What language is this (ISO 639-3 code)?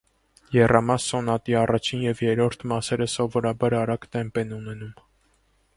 hye